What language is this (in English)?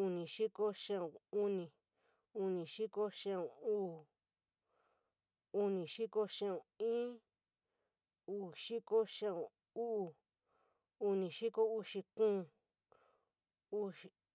San Miguel El Grande Mixtec